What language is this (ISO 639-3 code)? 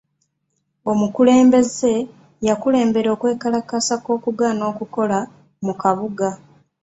lug